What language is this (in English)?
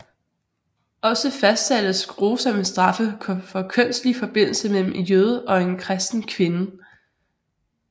Danish